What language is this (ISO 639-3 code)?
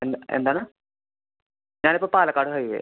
mal